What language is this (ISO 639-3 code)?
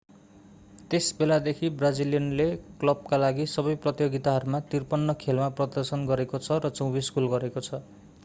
nep